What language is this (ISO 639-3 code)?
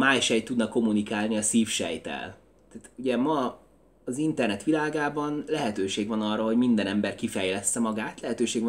hun